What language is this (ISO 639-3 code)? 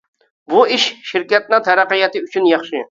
uig